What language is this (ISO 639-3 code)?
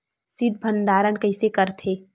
hne